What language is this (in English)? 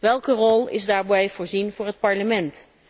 Dutch